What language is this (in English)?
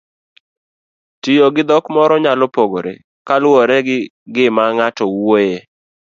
Luo (Kenya and Tanzania)